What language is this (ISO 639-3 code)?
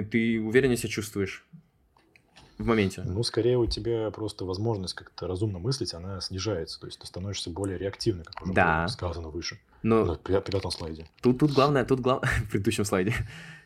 rus